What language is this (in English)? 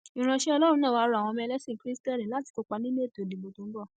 Yoruba